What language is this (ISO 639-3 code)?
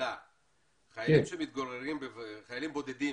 heb